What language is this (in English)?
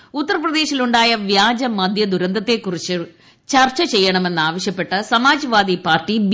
Malayalam